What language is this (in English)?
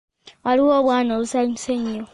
Ganda